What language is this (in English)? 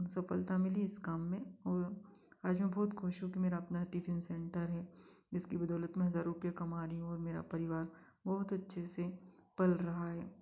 Hindi